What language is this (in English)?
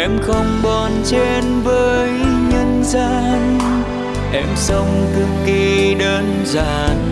Vietnamese